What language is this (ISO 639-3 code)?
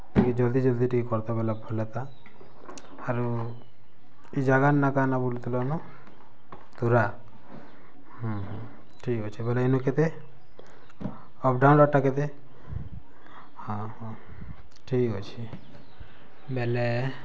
ori